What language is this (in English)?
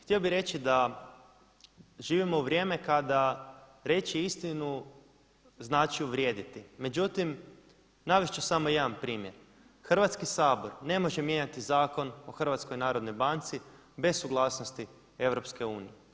Croatian